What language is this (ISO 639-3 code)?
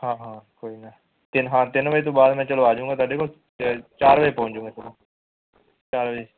pan